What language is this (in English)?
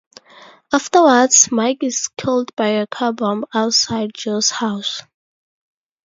English